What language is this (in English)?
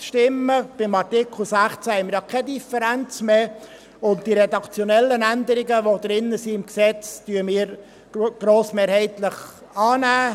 Swiss German